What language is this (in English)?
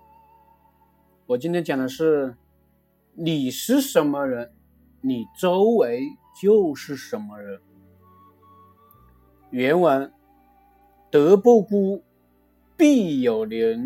Chinese